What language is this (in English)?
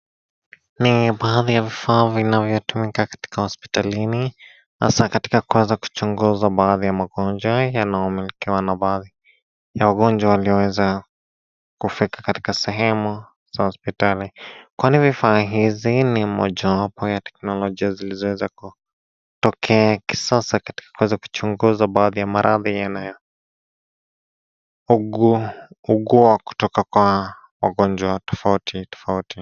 Swahili